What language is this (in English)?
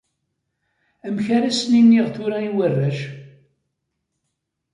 Kabyle